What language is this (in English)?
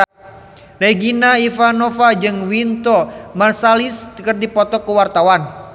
Sundanese